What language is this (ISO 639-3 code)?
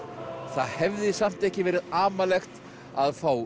isl